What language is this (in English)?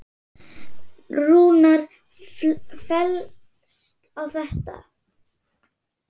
Icelandic